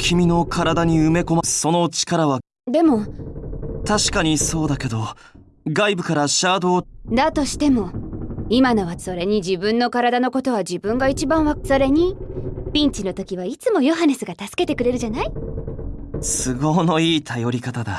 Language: Japanese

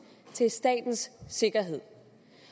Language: Danish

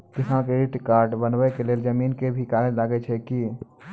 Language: Maithili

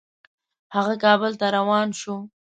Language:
Pashto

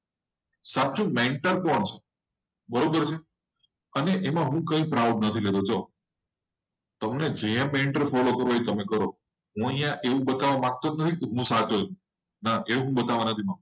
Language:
Gujarati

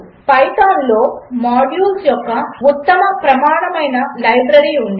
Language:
Telugu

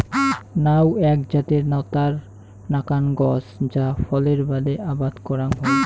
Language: Bangla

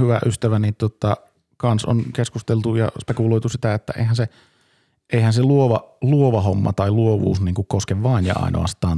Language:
Finnish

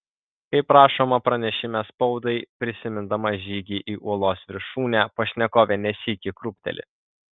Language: Lithuanian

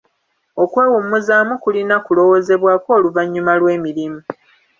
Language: Ganda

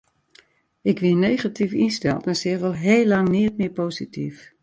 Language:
Western Frisian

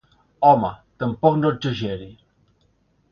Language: Catalan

